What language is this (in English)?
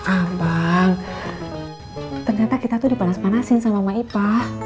Indonesian